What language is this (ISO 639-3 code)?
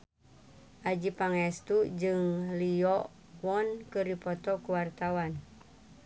sun